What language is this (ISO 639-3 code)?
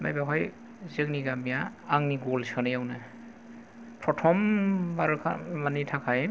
brx